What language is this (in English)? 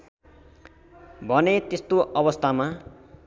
Nepali